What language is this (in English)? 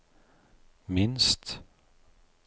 Norwegian